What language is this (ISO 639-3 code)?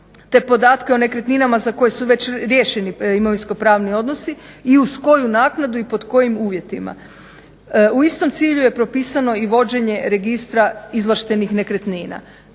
hrv